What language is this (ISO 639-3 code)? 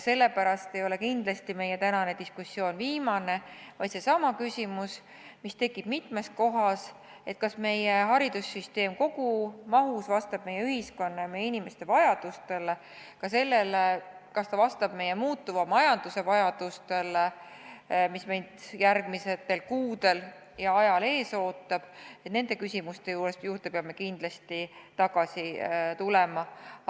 est